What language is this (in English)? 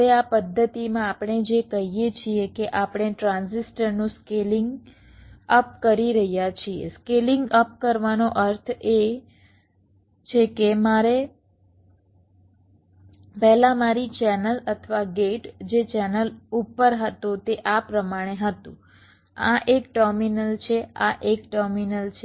Gujarati